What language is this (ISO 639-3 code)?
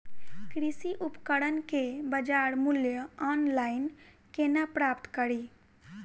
mai